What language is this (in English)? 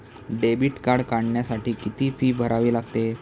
Marathi